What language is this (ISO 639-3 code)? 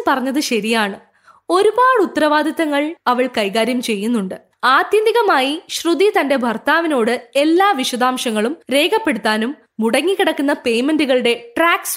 mal